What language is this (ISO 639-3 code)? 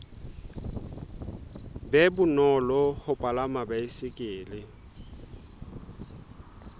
sot